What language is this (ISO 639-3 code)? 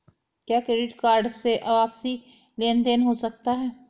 hin